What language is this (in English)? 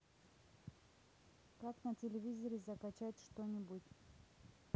Russian